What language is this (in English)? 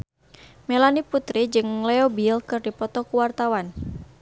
Sundanese